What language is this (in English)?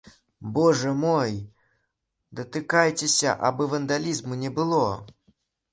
Belarusian